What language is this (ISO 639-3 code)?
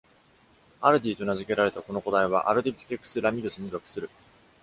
jpn